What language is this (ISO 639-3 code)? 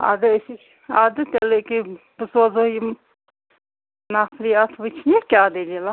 kas